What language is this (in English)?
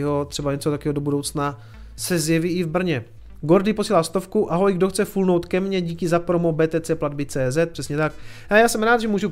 Czech